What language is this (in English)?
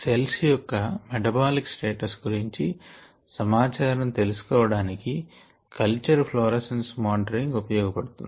Telugu